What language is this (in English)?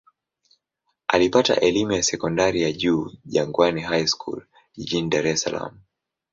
Swahili